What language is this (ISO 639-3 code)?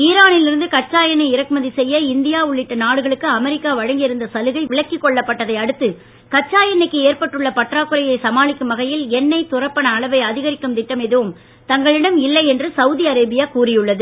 tam